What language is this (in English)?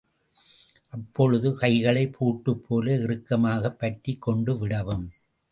Tamil